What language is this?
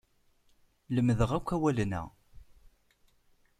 Kabyle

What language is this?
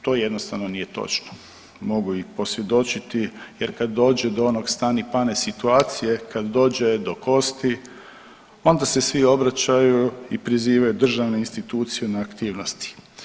Croatian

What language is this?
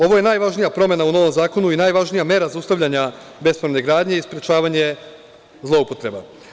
Serbian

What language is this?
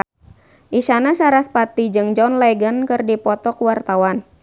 Sundanese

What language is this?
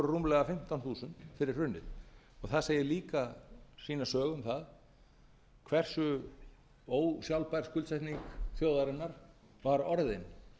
Icelandic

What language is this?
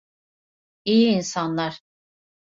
Turkish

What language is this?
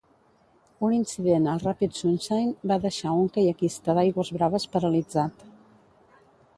Catalan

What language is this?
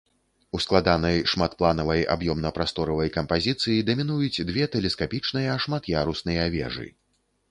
Belarusian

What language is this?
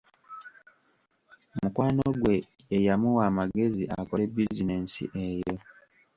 Ganda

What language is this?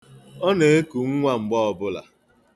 Igbo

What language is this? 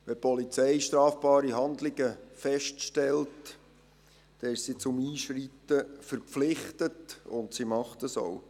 Swiss German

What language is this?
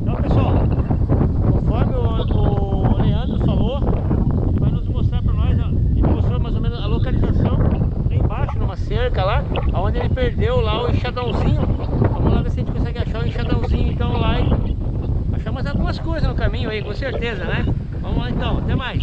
Portuguese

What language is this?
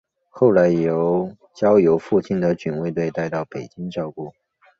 Chinese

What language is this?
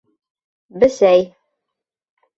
Bashkir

